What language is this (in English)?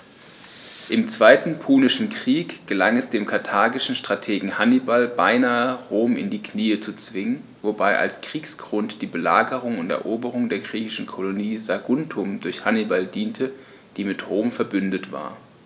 German